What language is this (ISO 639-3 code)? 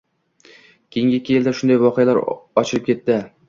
uzb